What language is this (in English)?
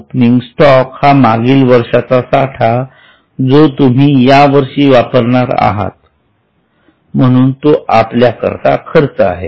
Marathi